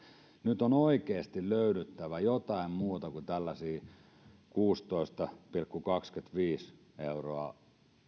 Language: Finnish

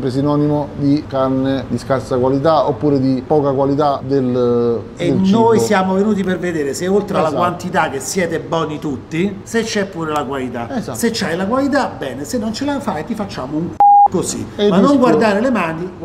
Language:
Italian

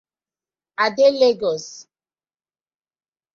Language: Nigerian Pidgin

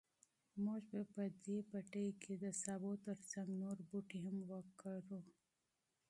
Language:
Pashto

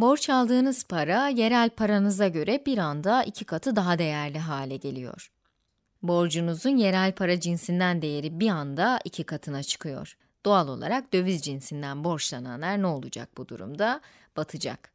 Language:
Turkish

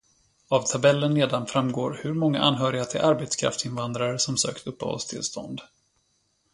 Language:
Swedish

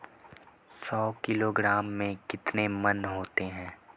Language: Hindi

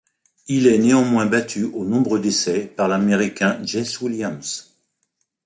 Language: French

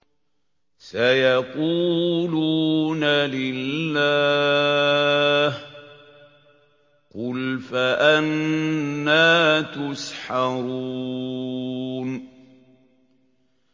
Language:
Arabic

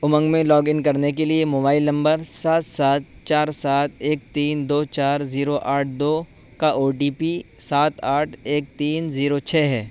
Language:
Urdu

